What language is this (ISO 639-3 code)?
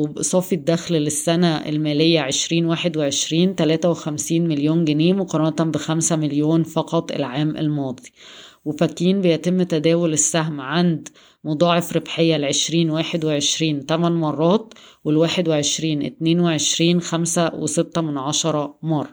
ara